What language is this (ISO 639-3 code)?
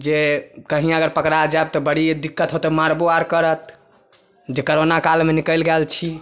mai